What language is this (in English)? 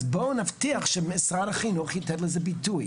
Hebrew